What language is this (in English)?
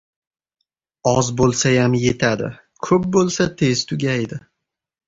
Uzbek